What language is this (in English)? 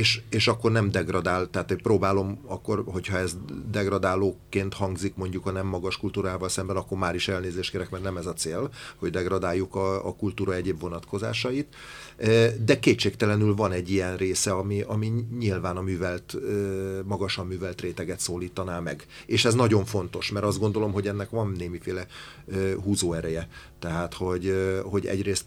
Hungarian